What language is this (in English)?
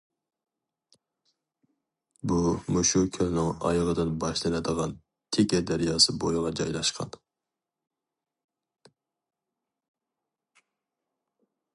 Uyghur